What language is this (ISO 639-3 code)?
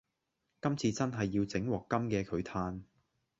yue